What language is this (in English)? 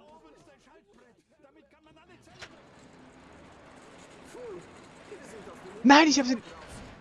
German